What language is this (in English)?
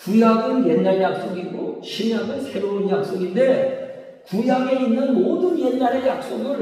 Korean